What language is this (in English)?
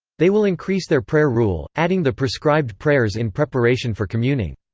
English